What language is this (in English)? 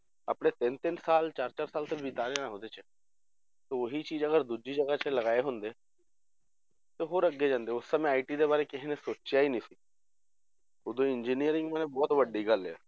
Punjabi